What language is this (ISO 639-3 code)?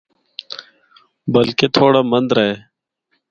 hno